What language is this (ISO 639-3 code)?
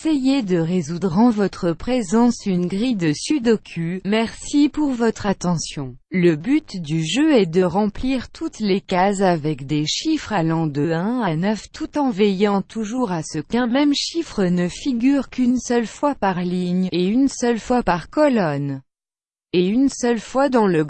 fra